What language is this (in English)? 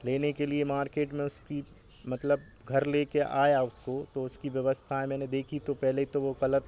Hindi